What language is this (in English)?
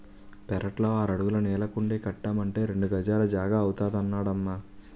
Telugu